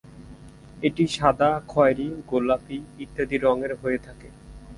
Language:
Bangla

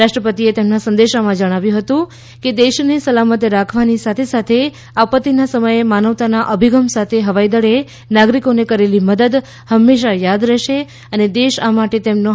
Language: Gujarati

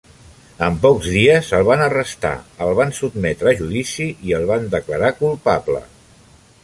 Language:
Catalan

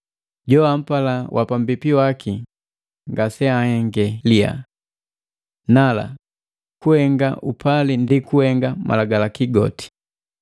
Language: Matengo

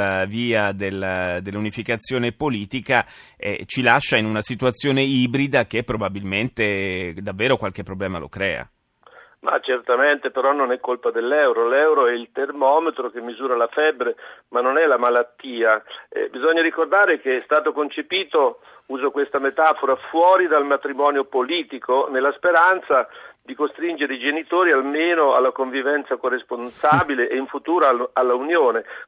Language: Italian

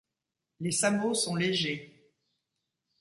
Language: French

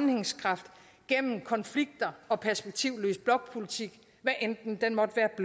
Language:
Danish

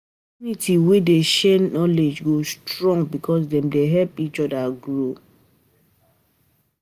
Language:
Nigerian Pidgin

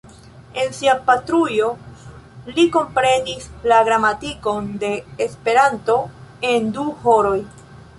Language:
Esperanto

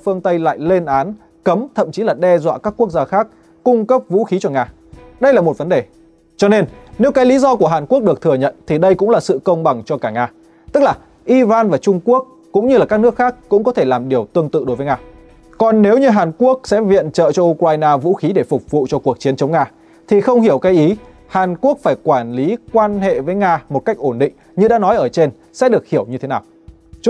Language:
Vietnamese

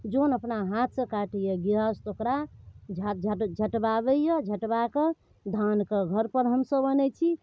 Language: Maithili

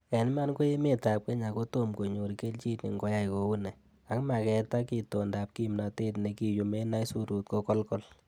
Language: Kalenjin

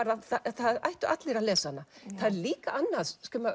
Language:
Icelandic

